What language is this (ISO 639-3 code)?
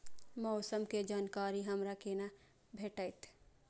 mai